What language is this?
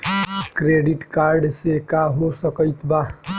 Bhojpuri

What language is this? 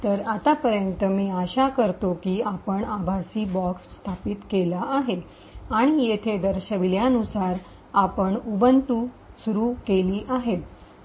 Marathi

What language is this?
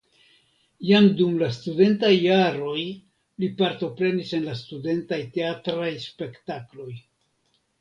Esperanto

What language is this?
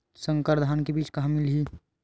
Chhattisgarhi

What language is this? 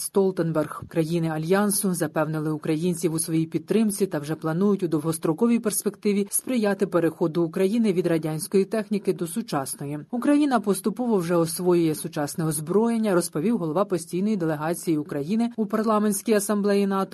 Ukrainian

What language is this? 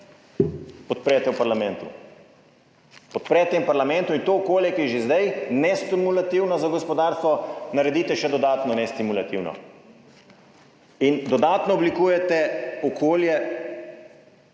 Slovenian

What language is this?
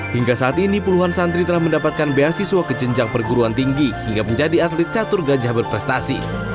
Indonesian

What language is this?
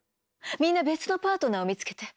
Japanese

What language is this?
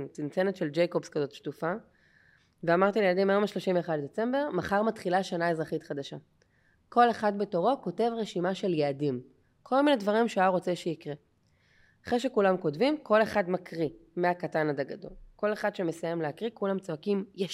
Hebrew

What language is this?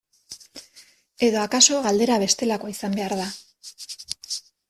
Basque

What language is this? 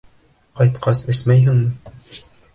Bashkir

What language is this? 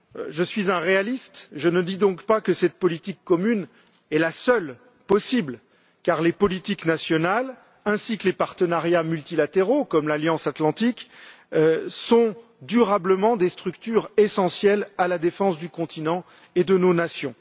French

